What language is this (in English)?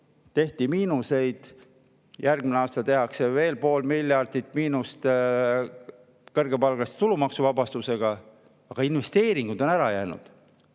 Estonian